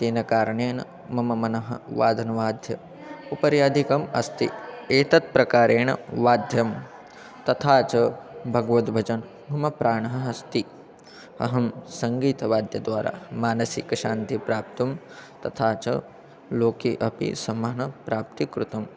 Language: Sanskrit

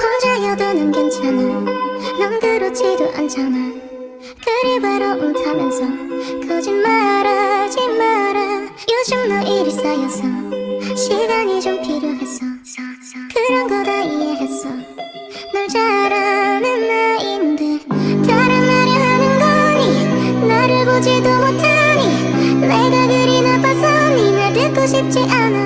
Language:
Indonesian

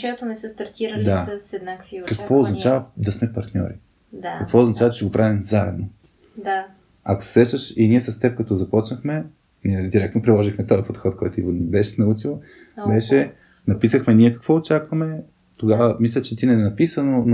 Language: Bulgarian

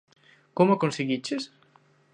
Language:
Galician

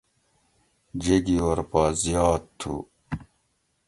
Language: Gawri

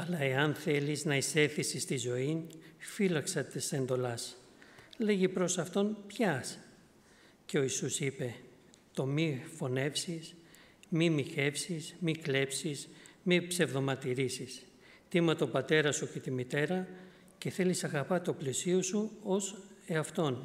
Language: Greek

